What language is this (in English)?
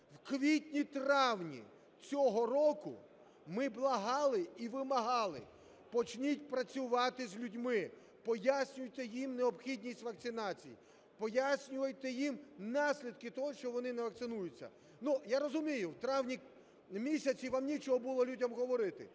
Ukrainian